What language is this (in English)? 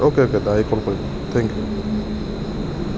Assamese